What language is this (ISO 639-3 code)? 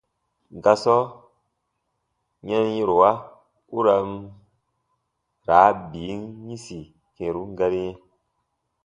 bba